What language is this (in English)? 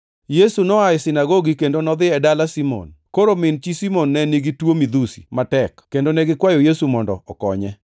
Luo (Kenya and Tanzania)